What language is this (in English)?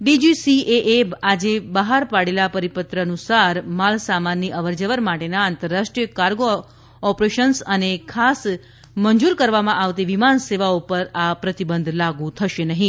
Gujarati